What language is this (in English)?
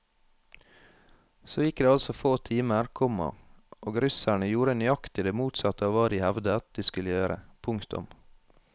Norwegian